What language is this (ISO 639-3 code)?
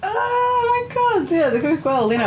cym